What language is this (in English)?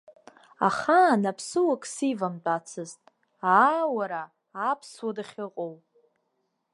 Abkhazian